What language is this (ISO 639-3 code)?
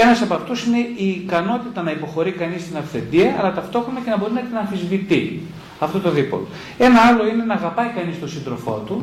ell